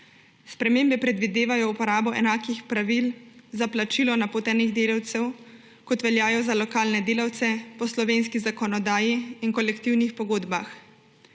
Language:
Slovenian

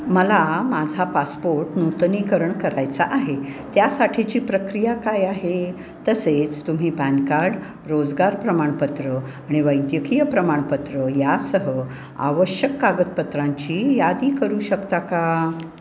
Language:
Marathi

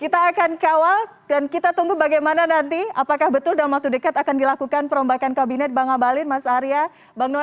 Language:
Indonesian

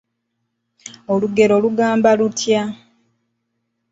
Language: Ganda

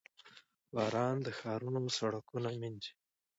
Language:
Pashto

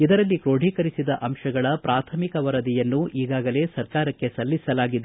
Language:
Kannada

